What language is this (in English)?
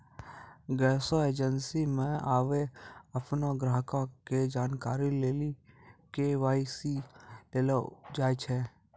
Maithili